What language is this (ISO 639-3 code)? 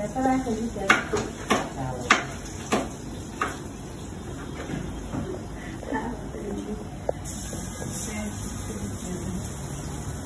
eng